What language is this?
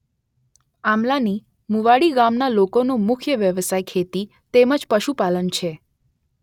Gujarati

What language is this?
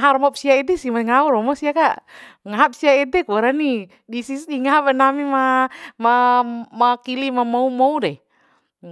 Bima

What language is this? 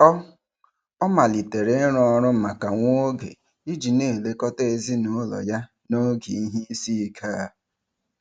Igbo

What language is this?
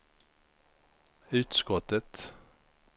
Swedish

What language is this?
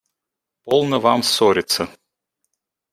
Russian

